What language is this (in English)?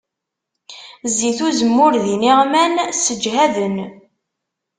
Kabyle